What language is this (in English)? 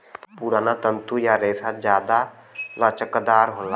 Bhojpuri